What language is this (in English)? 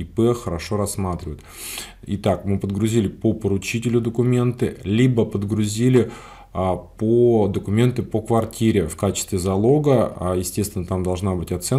Russian